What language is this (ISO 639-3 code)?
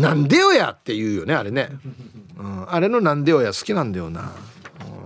jpn